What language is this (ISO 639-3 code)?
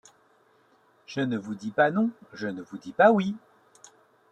fra